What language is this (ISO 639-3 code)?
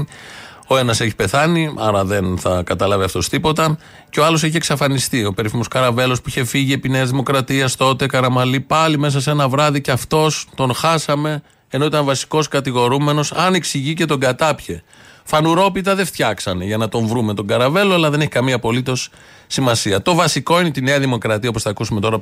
ell